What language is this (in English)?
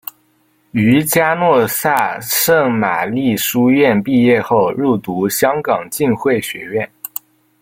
Chinese